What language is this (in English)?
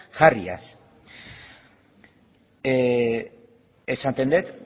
Basque